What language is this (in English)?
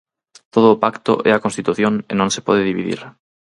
Galician